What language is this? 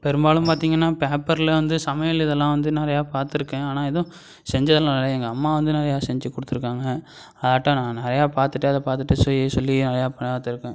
Tamil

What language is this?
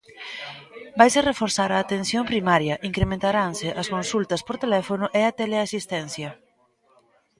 Galician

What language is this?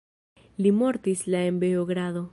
Esperanto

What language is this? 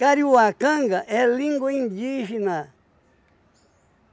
Portuguese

